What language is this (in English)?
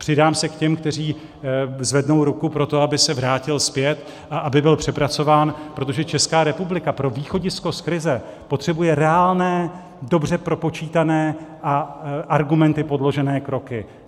Czech